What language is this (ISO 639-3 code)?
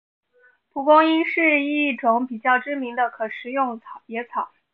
zho